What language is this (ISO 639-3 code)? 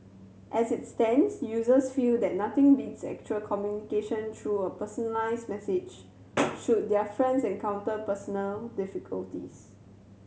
eng